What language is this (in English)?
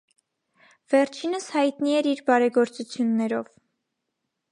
Armenian